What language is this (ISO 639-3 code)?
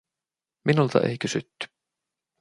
fin